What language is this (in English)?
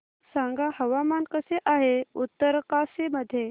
Marathi